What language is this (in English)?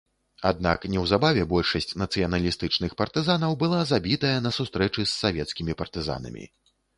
Belarusian